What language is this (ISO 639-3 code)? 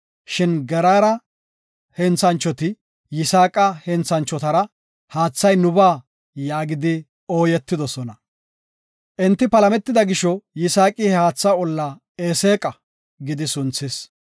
gof